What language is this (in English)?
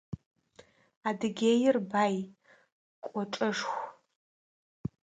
Adyghe